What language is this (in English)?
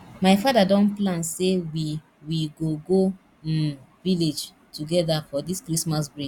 Nigerian Pidgin